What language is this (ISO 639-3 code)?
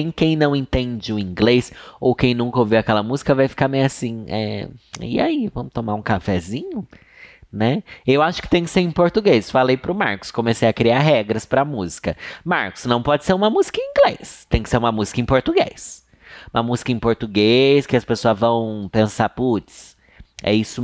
por